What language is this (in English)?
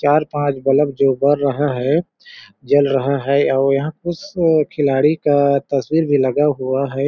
Hindi